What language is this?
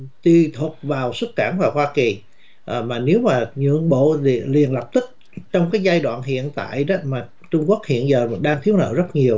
Vietnamese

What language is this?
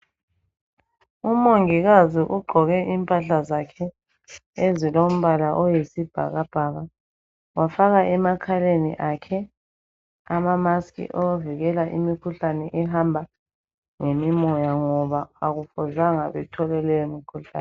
North Ndebele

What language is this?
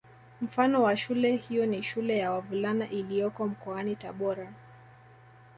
Swahili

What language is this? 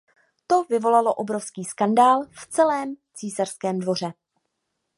Czech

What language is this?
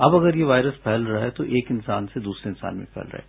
Hindi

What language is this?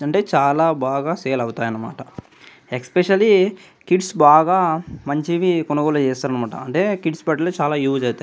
Telugu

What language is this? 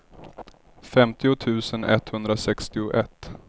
Swedish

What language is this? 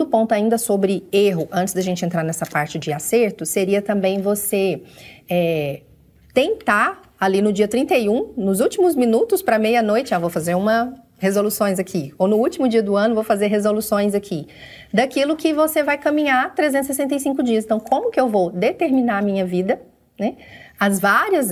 Portuguese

